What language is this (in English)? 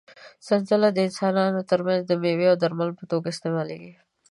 Pashto